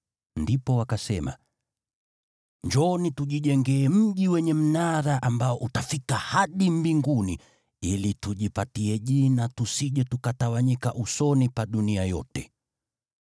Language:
Swahili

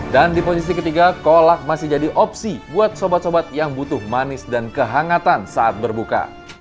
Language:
Indonesian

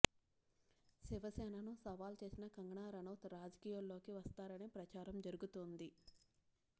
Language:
Telugu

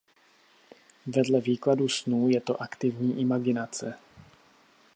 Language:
Czech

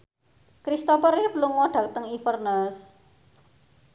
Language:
Javanese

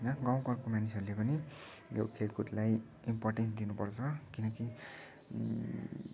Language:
Nepali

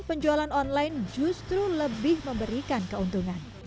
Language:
Indonesian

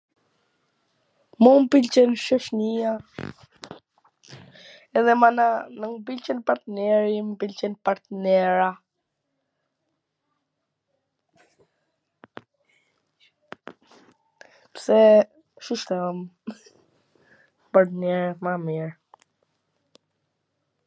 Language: Gheg Albanian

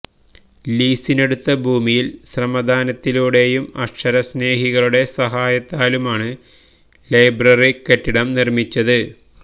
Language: Malayalam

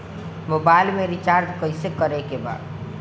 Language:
Bhojpuri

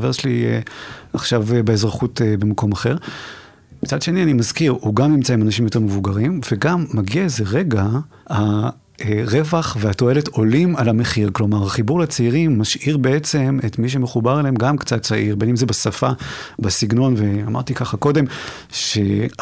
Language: Hebrew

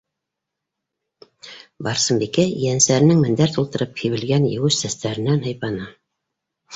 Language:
Bashkir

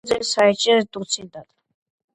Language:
Georgian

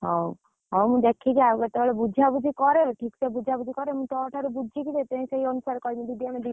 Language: Odia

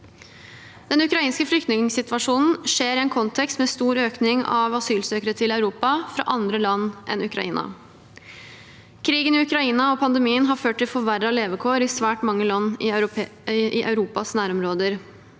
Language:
Norwegian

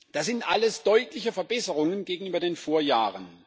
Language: German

